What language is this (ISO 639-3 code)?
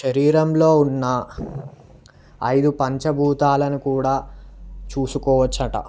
tel